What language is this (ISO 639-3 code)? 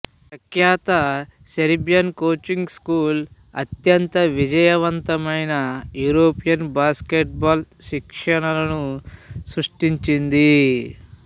tel